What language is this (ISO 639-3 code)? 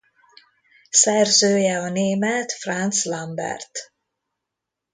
hun